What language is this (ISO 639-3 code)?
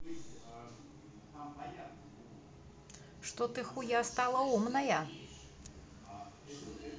rus